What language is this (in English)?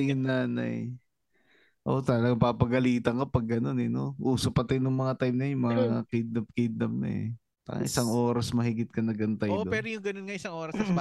Filipino